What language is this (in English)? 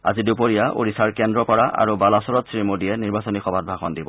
Assamese